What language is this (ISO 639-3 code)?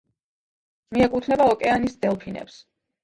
kat